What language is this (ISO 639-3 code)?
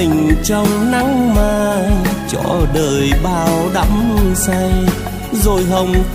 vie